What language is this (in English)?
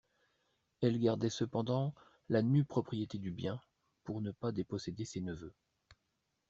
French